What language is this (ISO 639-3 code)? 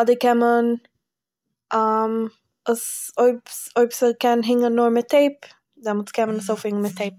yid